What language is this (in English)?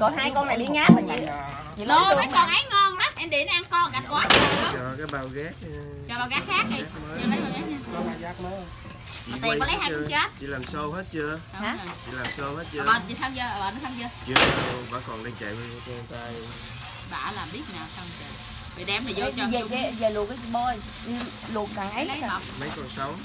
Vietnamese